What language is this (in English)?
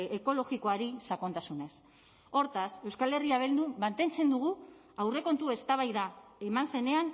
Basque